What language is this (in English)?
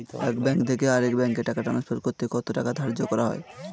Bangla